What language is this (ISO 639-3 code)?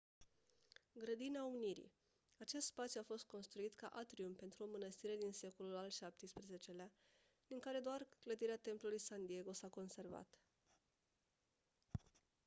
ron